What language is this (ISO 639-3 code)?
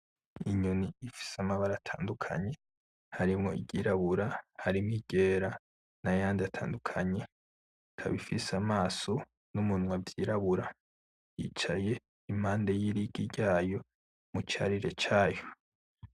run